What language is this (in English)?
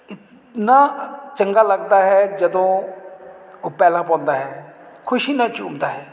Punjabi